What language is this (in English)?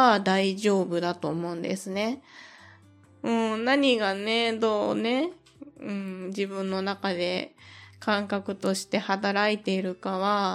Japanese